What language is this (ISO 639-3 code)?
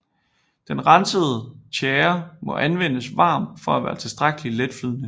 dan